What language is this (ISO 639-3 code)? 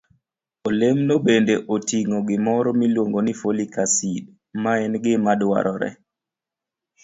luo